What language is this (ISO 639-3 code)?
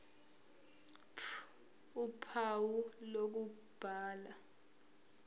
zul